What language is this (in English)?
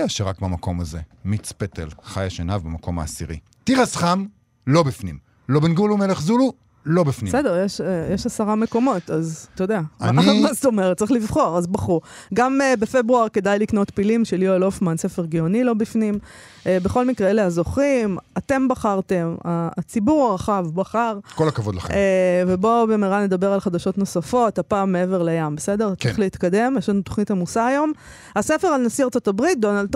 Hebrew